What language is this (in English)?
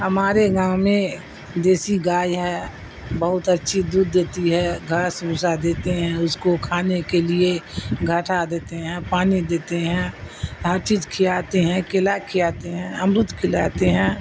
Urdu